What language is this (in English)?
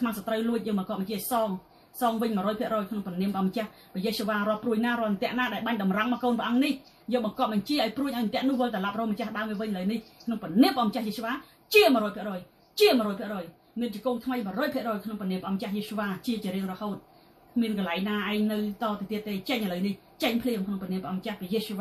Vietnamese